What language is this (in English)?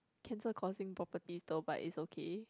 English